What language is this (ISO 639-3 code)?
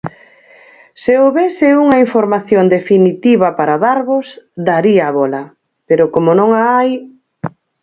glg